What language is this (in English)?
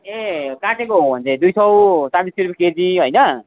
Nepali